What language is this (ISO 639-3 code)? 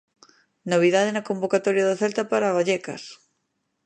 glg